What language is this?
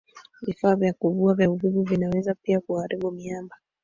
Swahili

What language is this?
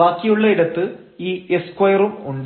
Malayalam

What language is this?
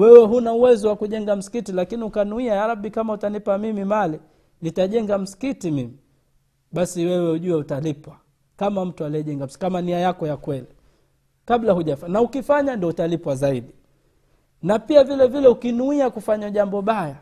Swahili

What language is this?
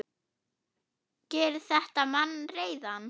Icelandic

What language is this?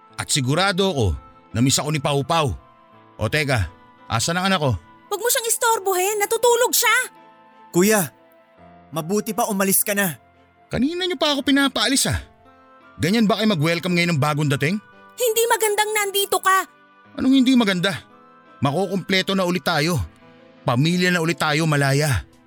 Filipino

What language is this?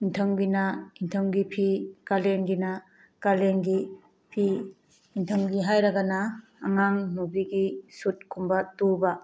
Manipuri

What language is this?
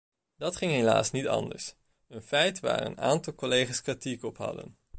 Dutch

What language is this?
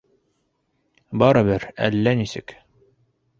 Bashkir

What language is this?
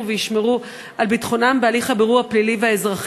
Hebrew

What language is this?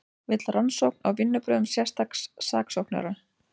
Icelandic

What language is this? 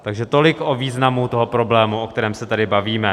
Czech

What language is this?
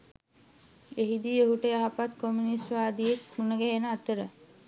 Sinhala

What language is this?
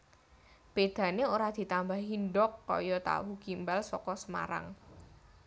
Javanese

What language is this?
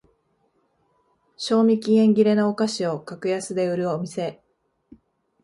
Japanese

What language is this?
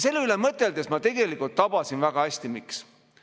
Estonian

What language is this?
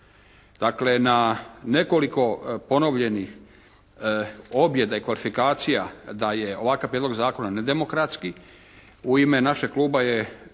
Croatian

